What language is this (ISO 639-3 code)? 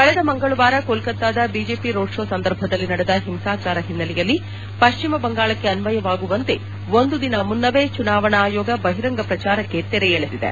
kan